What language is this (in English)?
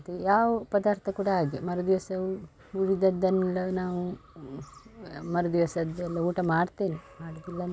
Kannada